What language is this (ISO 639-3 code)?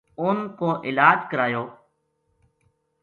gju